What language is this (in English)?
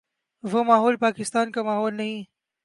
Urdu